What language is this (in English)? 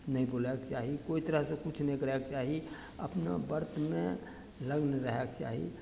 Maithili